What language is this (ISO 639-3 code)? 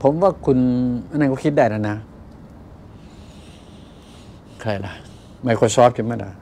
tha